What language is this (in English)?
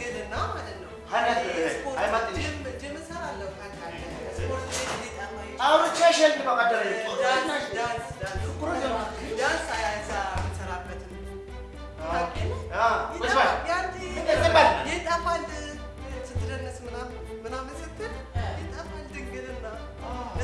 Amharic